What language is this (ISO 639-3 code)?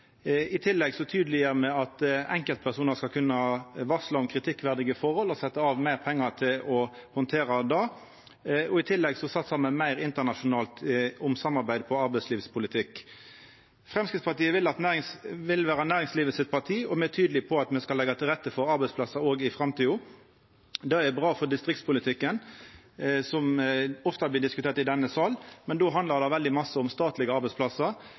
nno